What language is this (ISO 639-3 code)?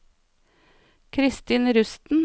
nor